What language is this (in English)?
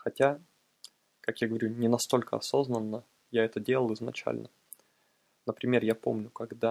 Russian